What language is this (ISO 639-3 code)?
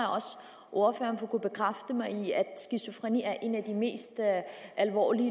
dan